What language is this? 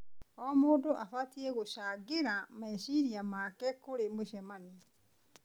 Kikuyu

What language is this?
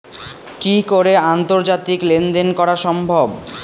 Bangla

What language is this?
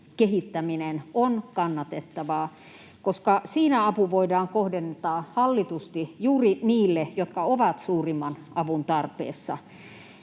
Finnish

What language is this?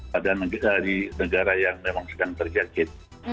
Indonesian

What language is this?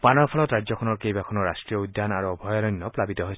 Assamese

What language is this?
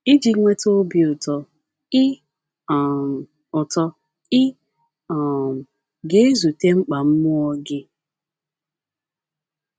Igbo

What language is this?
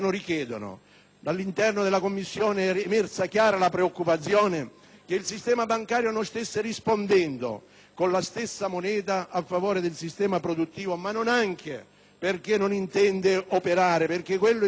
Italian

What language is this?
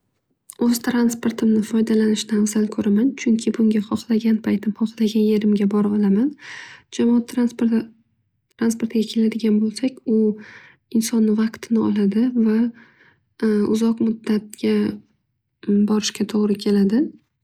Uzbek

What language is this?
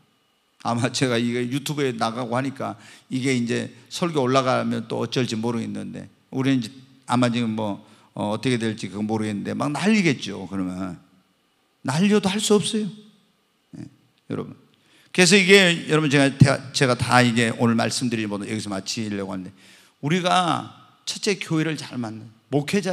Korean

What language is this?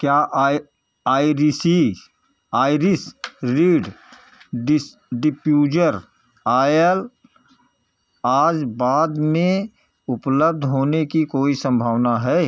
Hindi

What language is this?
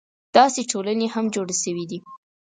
Pashto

